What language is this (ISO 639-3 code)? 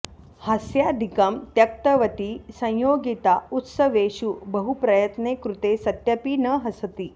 san